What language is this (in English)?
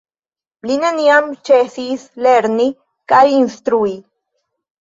Esperanto